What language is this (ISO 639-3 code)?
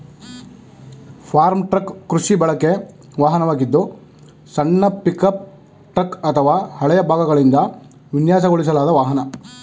kan